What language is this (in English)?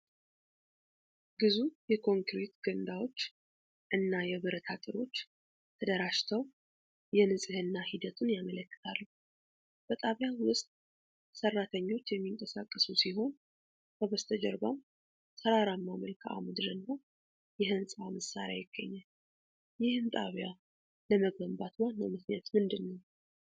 Amharic